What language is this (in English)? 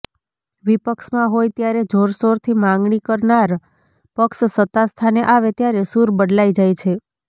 Gujarati